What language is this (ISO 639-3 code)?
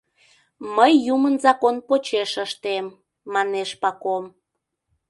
chm